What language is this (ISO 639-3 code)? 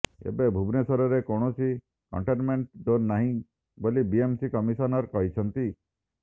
ori